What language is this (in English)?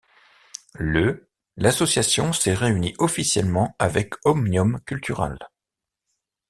French